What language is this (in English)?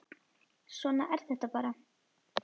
Icelandic